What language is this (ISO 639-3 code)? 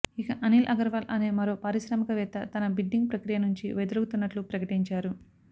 tel